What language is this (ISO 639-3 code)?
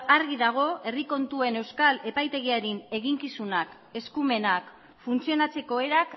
eus